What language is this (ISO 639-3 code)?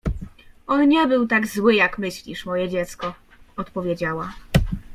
pol